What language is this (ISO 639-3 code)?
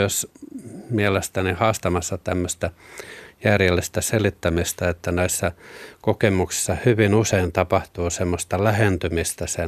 fin